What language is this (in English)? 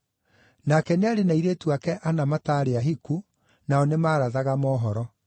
Kikuyu